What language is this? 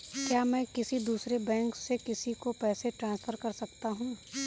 Hindi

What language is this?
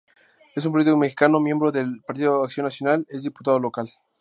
Spanish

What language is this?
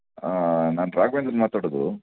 Kannada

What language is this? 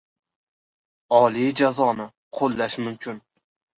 Uzbek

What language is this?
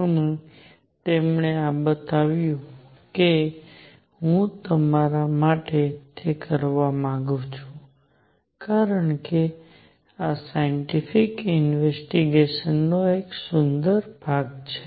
Gujarati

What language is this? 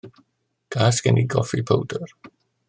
Welsh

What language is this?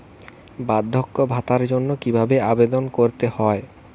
Bangla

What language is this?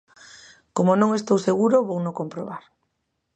Galician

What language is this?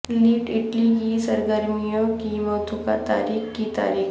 Urdu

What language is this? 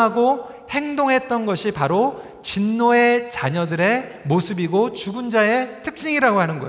Korean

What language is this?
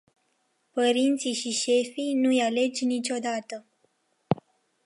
Romanian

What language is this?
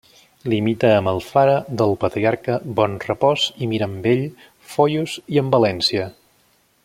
Catalan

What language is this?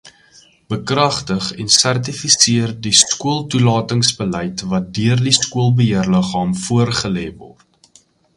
Afrikaans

